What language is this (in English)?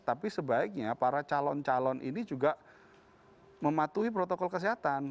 Indonesian